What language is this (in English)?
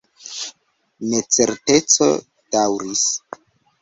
Esperanto